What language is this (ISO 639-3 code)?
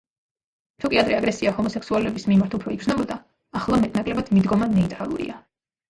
kat